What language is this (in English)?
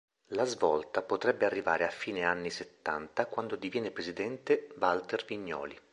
Italian